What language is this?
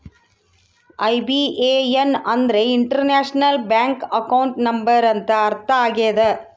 Kannada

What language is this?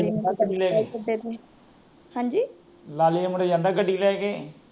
Punjabi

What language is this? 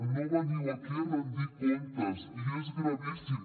Catalan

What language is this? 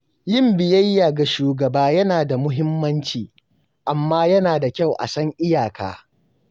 Hausa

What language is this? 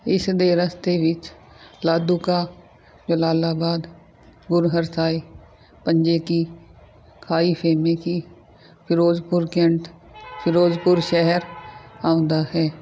Punjabi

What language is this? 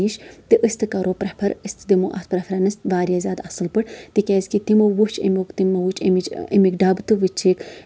Kashmiri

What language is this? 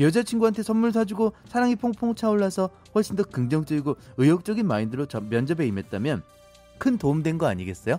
Korean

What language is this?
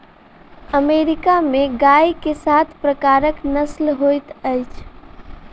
Maithili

